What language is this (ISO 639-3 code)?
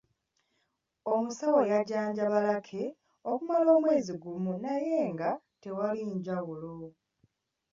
lug